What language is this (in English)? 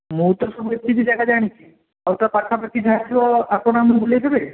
Odia